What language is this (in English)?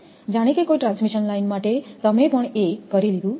Gujarati